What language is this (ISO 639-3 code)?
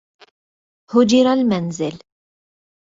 ara